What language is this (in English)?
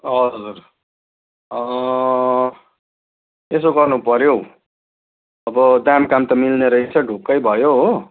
Nepali